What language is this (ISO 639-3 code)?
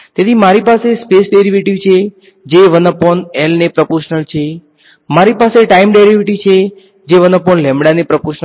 guj